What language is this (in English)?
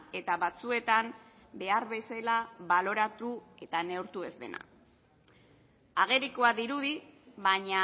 Basque